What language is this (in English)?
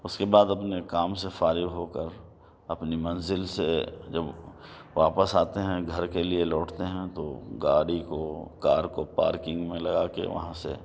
Urdu